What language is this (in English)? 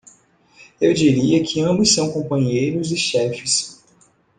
Portuguese